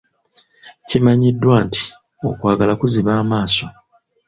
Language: Ganda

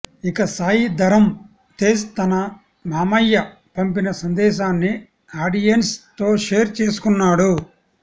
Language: Telugu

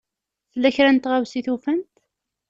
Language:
Kabyle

